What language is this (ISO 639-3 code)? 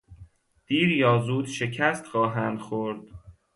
fas